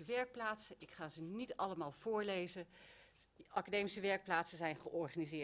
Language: Dutch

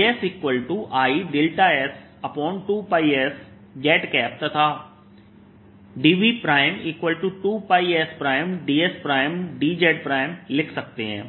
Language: Hindi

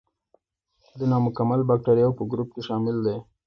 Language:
Pashto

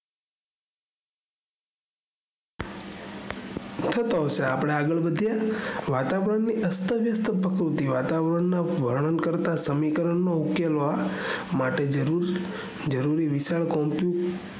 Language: Gujarati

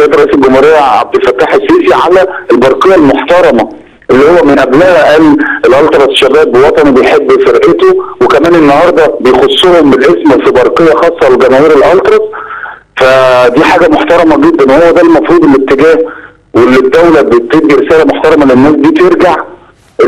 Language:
Arabic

